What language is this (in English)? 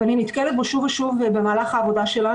Hebrew